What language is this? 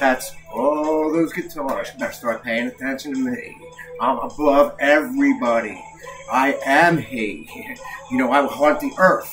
English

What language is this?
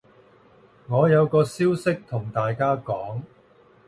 Cantonese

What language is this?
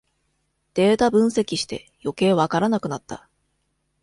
Japanese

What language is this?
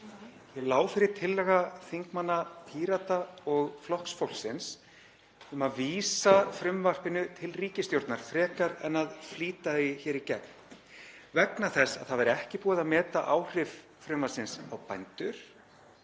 Icelandic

